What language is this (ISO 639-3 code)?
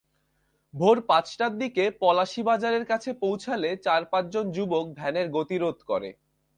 ben